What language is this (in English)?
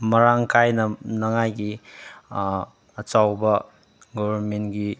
Manipuri